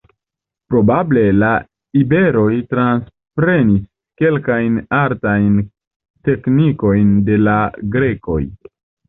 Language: Esperanto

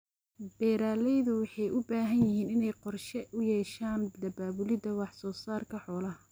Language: Somali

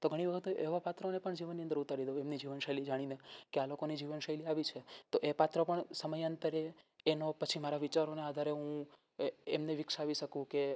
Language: Gujarati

